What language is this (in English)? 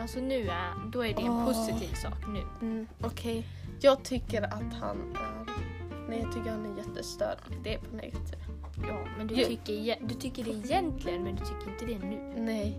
Swedish